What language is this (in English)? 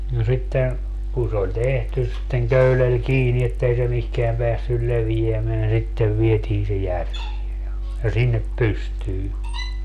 Finnish